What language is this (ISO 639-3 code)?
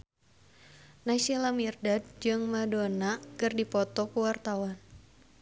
sun